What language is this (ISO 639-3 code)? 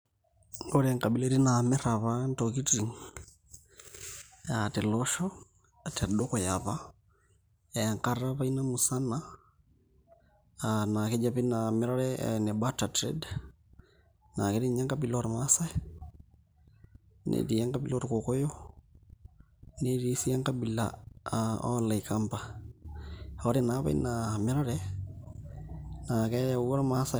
mas